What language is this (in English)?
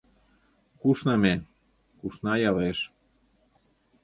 Mari